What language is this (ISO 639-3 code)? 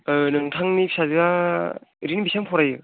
brx